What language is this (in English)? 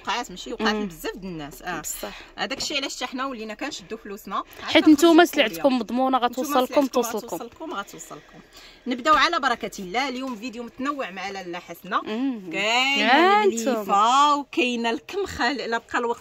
Arabic